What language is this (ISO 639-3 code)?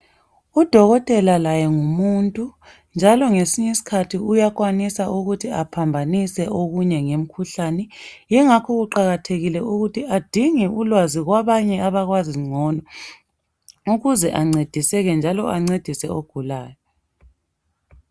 nde